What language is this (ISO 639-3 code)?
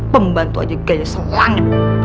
ind